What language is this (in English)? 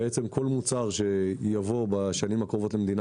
Hebrew